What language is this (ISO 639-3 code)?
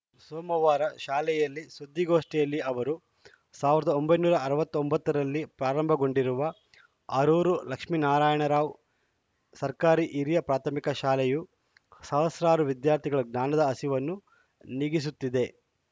kan